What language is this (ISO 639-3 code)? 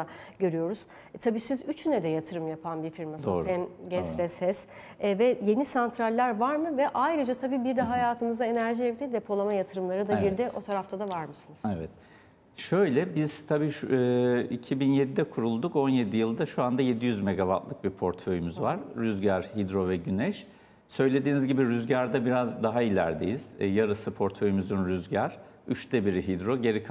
tur